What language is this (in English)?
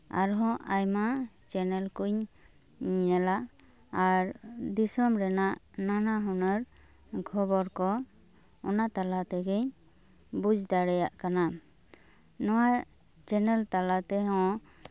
Santali